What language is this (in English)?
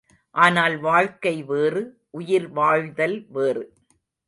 Tamil